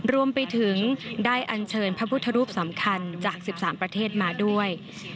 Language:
Thai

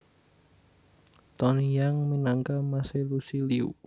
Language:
Javanese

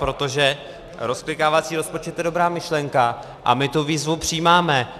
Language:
Czech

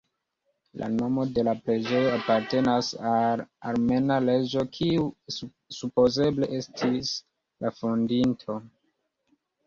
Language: Esperanto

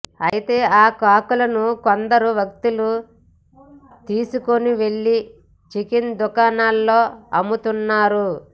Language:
Telugu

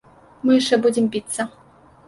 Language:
Belarusian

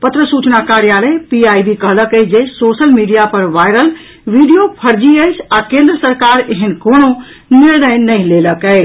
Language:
Maithili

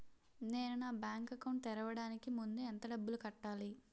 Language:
Telugu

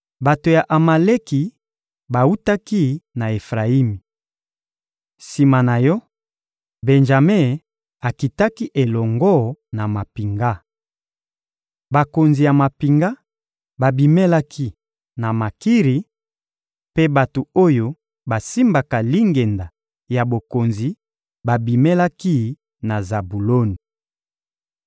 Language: Lingala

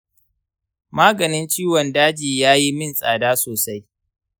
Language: Hausa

